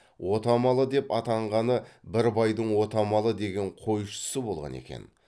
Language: Kazakh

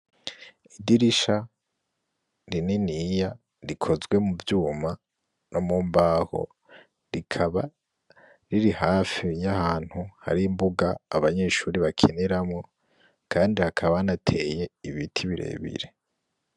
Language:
Rundi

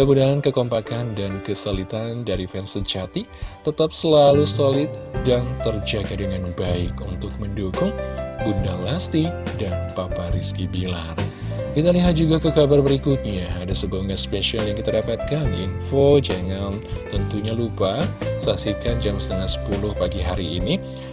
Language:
Indonesian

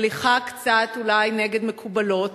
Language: Hebrew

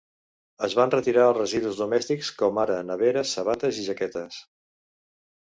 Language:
Catalan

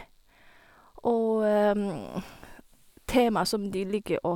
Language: Norwegian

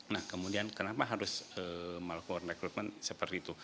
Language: Indonesian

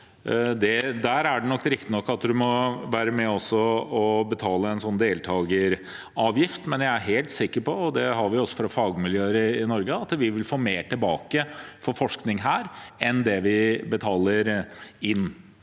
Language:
Norwegian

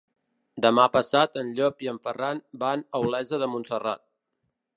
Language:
Catalan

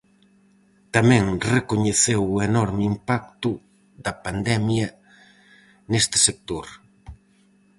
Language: Galician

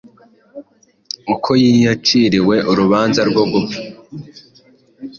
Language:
Kinyarwanda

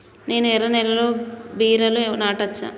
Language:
Telugu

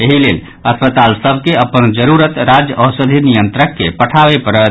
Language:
Maithili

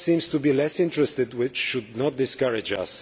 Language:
English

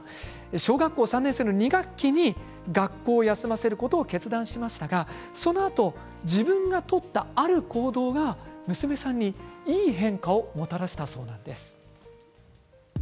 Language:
Japanese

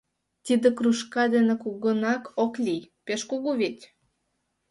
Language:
Mari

